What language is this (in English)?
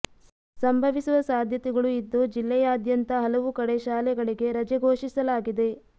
Kannada